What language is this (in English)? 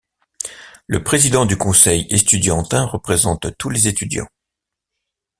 French